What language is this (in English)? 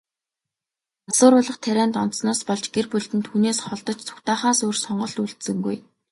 Mongolian